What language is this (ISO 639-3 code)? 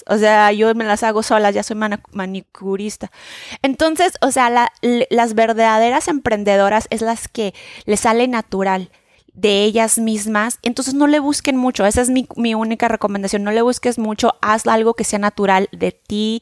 spa